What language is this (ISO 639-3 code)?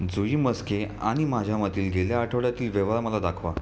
mar